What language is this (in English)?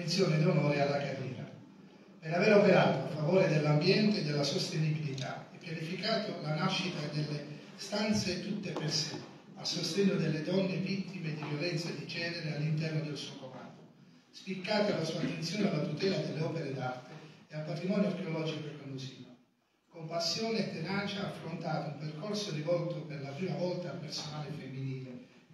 Italian